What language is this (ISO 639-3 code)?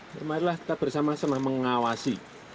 ind